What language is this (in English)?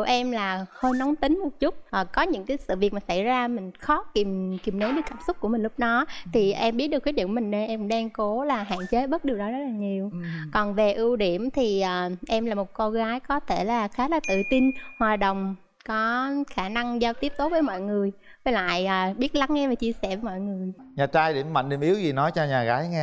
Vietnamese